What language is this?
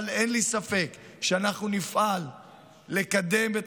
Hebrew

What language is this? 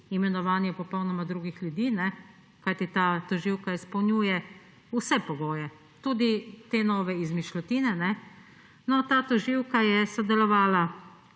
Slovenian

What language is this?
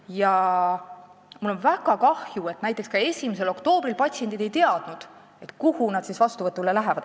Estonian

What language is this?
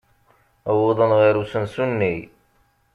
Kabyle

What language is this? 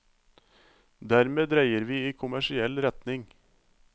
Norwegian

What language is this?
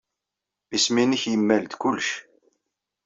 Kabyle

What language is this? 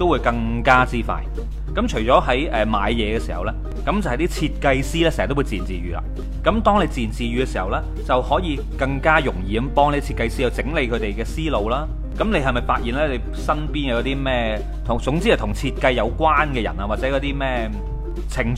Chinese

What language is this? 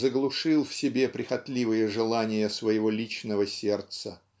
Russian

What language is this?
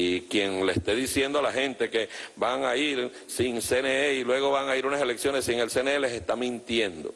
Spanish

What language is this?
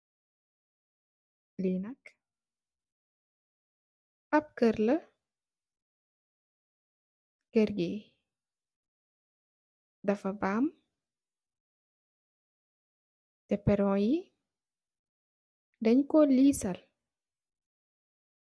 Wolof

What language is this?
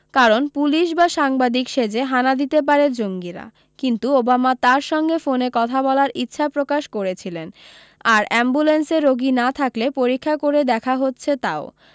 Bangla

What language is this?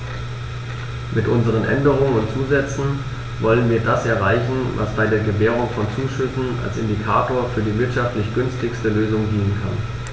German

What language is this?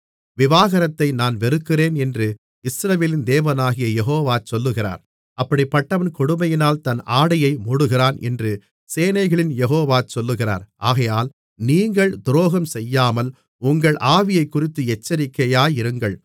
Tamil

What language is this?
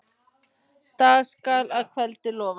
Icelandic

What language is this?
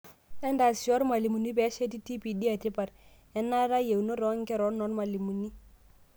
Masai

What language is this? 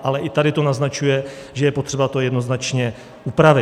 Czech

